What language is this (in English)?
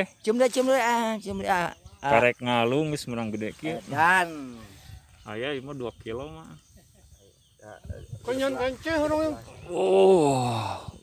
Indonesian